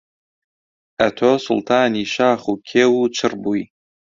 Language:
Central Kurdish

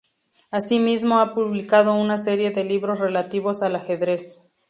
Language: Spanish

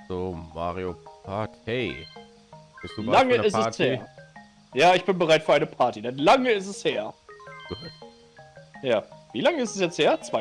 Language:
German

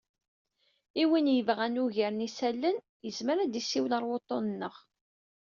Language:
Kabyle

